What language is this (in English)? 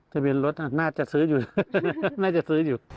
Thai